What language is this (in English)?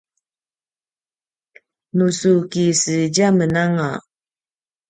Paiwan